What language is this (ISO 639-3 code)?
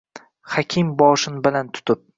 uzb